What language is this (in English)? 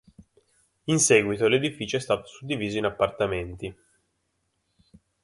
Italian